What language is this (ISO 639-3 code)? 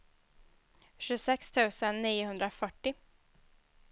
swe